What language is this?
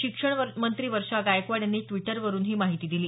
Marathi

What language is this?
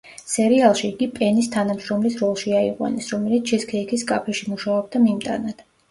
Georgian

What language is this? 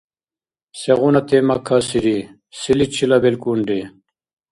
Dargwa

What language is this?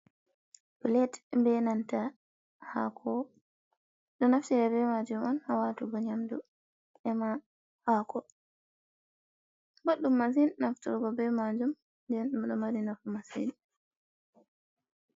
Fula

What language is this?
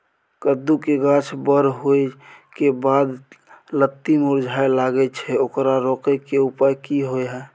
Maithili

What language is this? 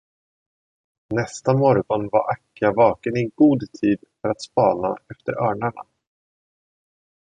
Swedish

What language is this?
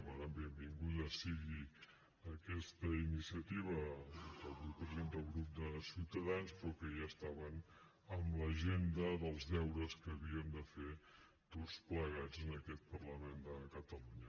Catalan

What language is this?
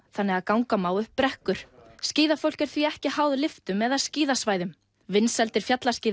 Icelandic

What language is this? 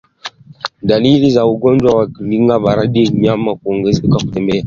Swahili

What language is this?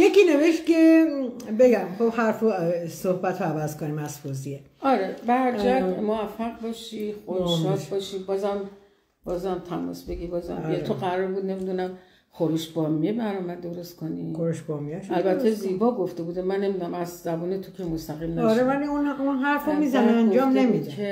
Persian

